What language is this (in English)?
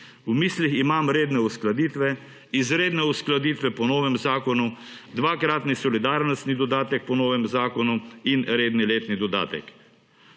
Slovenian